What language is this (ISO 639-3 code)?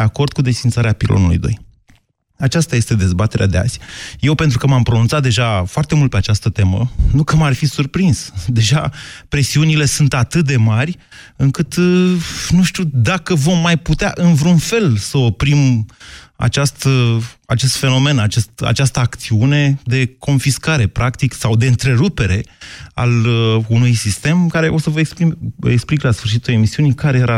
ron